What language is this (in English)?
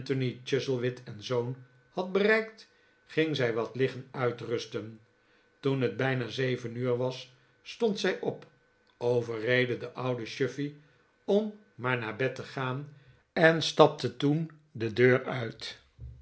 Dutch